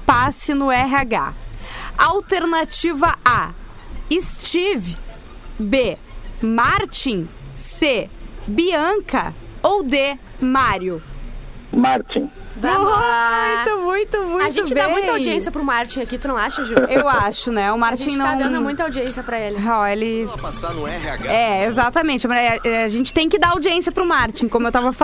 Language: Portuguese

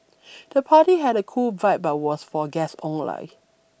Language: English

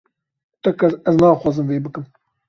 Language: Kurdish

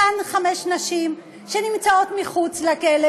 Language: Hebrew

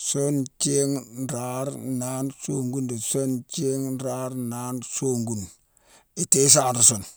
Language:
Mansoanka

